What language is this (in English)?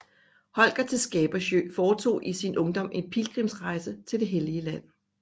Danish